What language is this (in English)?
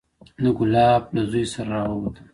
Pashto